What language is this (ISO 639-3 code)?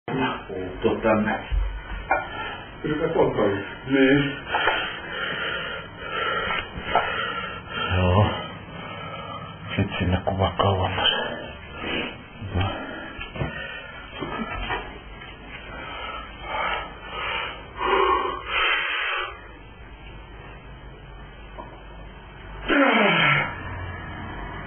ara